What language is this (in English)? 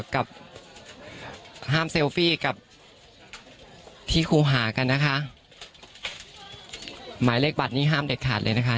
Thai